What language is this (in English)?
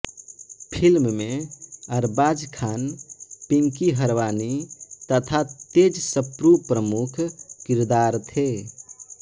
Hindi